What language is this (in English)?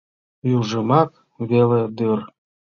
Mari